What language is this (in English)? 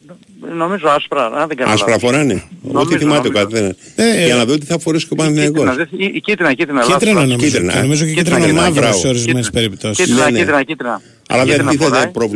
Greek